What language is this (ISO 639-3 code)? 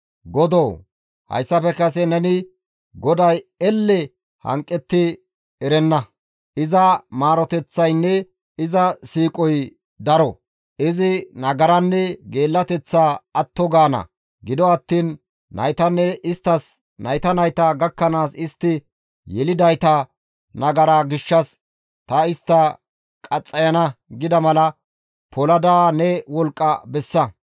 gmv